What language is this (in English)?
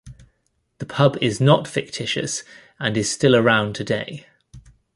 English